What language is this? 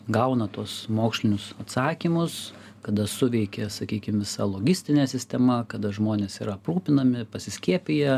Lithuanian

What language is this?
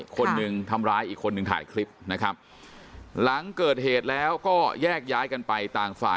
Thai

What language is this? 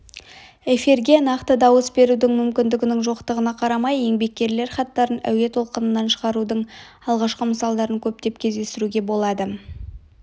Kazakh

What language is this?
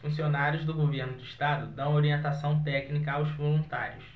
Portuguese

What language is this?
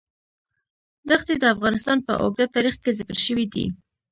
Pashto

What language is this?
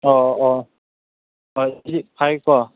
Manipuri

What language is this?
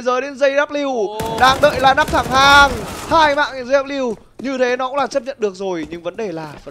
Vietnamese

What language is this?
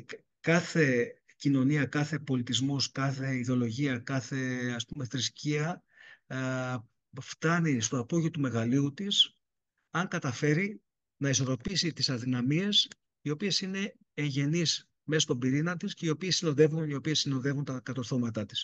Greek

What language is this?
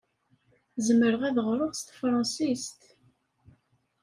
Kabyle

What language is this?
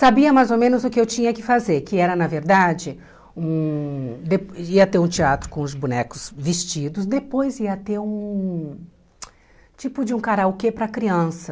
Portuguese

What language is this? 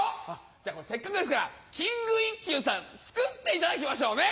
Japanese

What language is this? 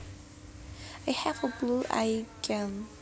Javanese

